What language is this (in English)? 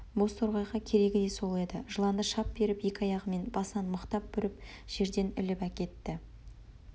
Kazakh